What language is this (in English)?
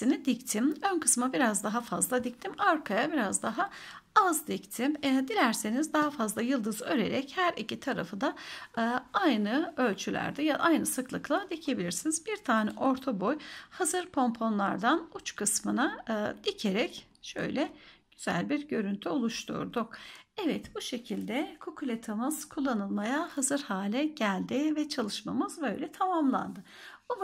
Turkish